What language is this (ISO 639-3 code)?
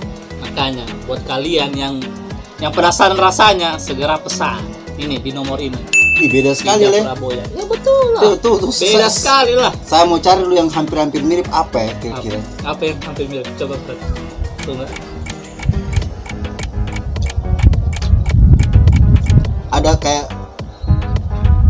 ind